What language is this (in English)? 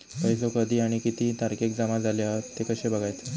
Marathi